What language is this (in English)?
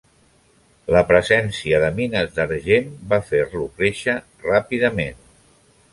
Catalan